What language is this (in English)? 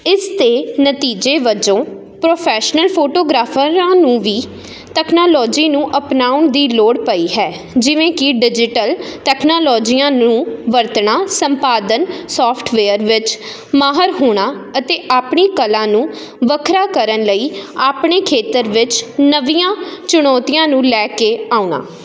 Punjabi